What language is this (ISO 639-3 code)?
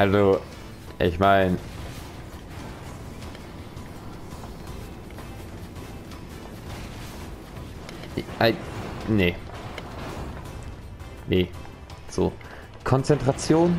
deu